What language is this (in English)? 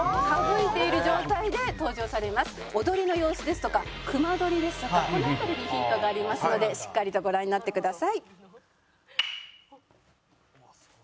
Japanese